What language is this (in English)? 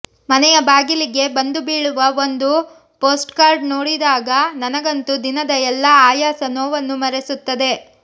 Kannada